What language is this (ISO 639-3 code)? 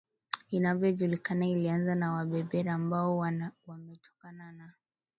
swa